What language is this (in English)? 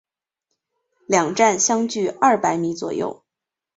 Chinese